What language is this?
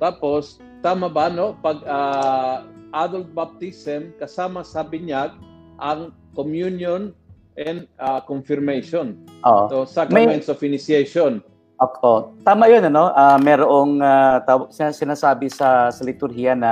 Filipino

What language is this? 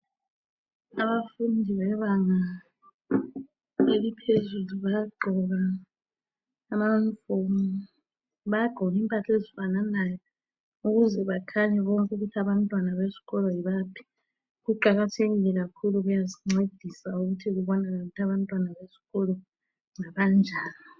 North Ndebele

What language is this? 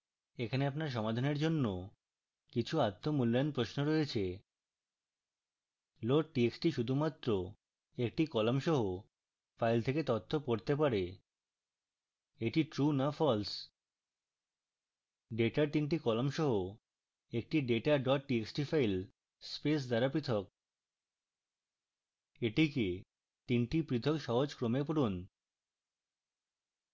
Bangla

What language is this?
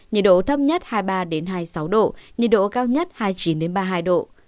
Vietnamese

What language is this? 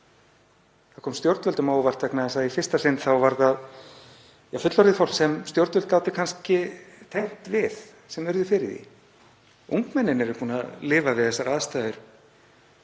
Icelandic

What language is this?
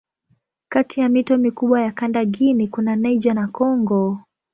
Swahili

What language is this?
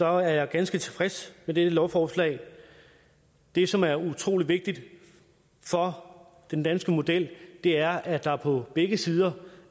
Danish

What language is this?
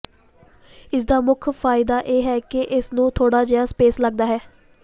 Punjabi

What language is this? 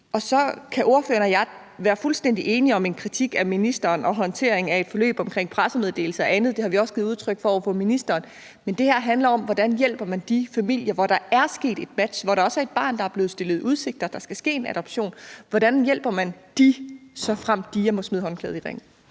Danish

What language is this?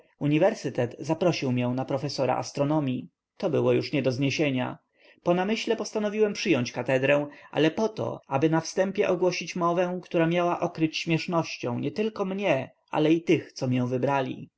Polish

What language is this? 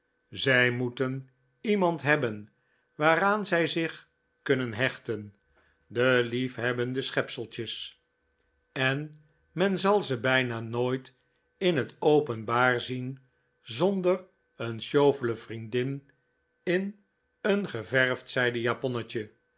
Dutch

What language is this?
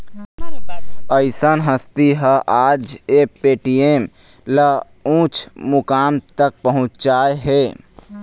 Chhattisgarhi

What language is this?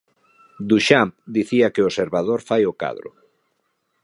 Galician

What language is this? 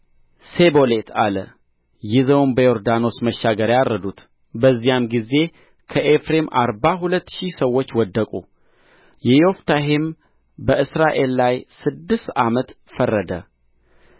Amharic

